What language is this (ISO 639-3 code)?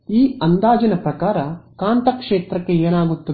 kan